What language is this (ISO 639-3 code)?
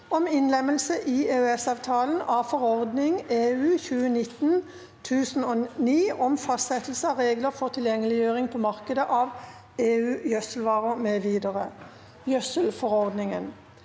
nor